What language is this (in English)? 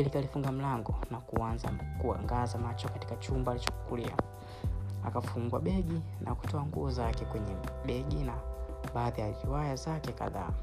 Swahili